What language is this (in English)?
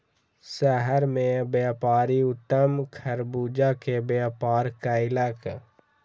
Maithili